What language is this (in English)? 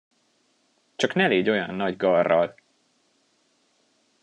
Hungarian